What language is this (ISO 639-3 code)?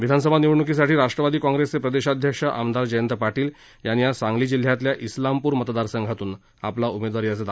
mar